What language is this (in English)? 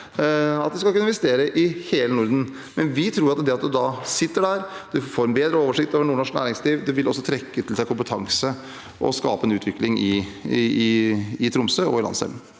Norwegian